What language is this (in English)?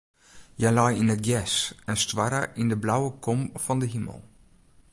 Western Frisian